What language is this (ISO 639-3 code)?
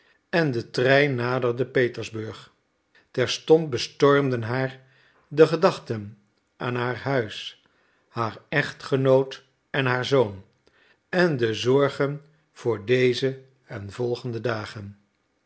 nld